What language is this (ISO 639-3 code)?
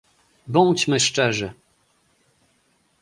pol